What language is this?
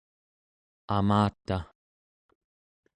Central Yupik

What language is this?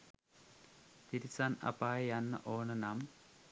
Sinhala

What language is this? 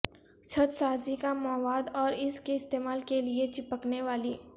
Urdu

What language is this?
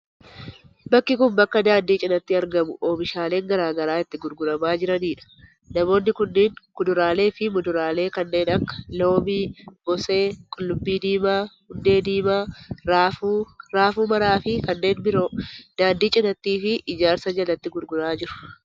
Oromo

